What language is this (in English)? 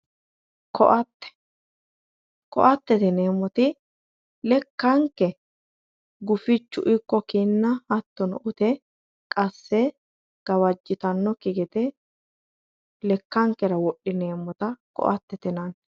Sidamo